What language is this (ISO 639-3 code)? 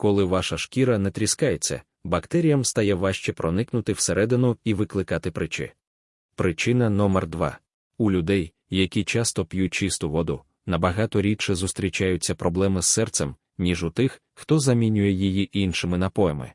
ukr